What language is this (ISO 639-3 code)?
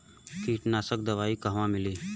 bho